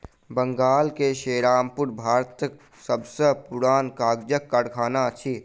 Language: Maithili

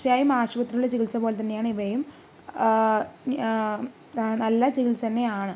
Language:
Malayalam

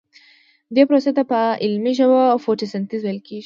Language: Pashto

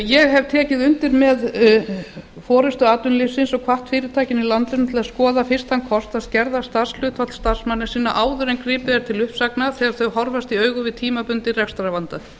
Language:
Icelandic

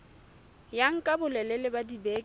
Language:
Southern Sotho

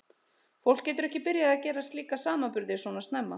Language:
Icelandic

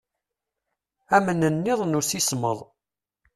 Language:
Kabyle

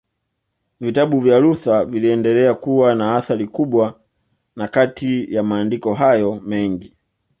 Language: Swahili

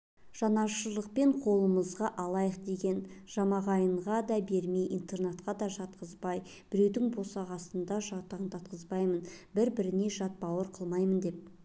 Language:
Kazakh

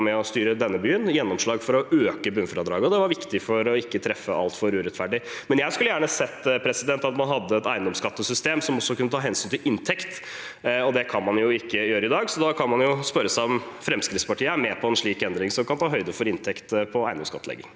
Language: Norwegian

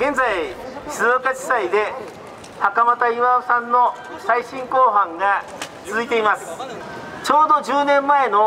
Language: Japanese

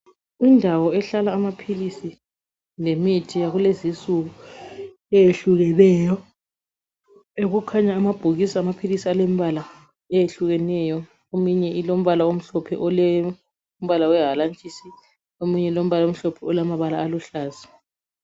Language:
North Ndebele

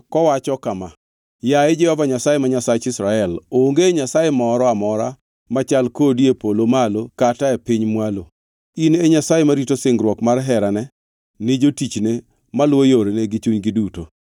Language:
Luo (Kenya and Tanzania)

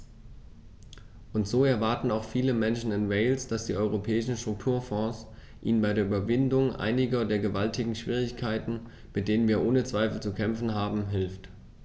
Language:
German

